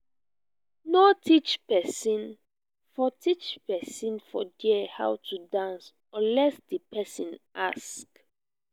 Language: Nigerian Pidgin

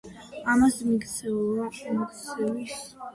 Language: Georgian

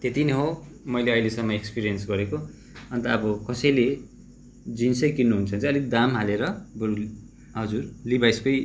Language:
Nepali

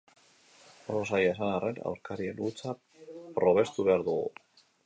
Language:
Basque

